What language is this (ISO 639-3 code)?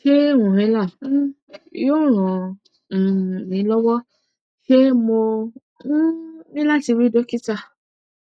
yor